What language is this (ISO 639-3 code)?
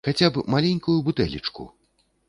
bel